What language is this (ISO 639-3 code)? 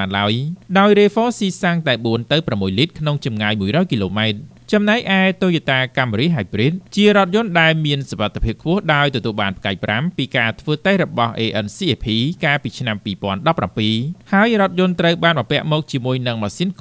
tha